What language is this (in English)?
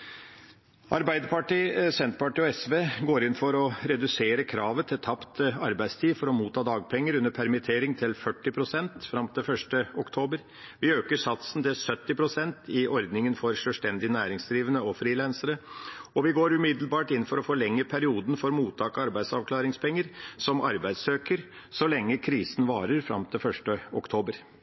Norwegian Bokmål